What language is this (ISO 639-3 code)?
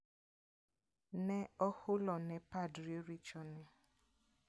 luo